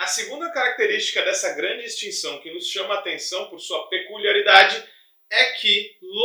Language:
Portuguese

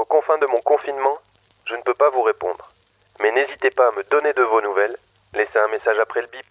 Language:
French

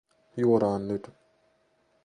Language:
Finnish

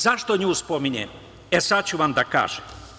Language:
Serbian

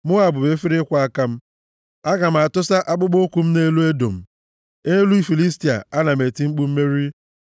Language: Igbo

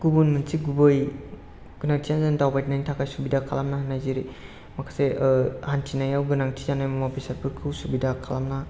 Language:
Bodo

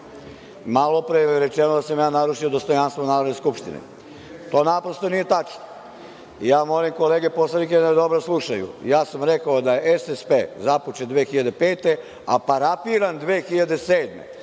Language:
Serbian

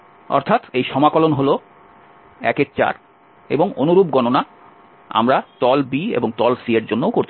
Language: Bangla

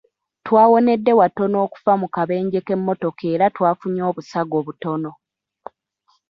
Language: Ganda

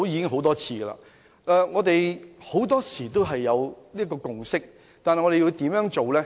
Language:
Cantonese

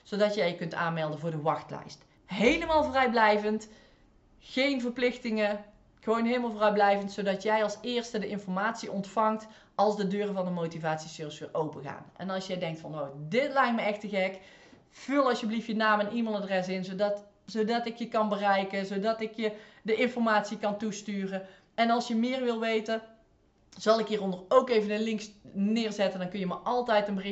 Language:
Dutch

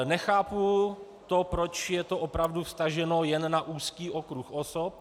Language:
Czech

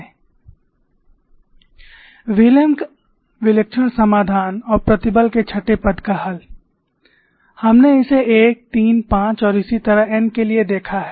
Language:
Hindi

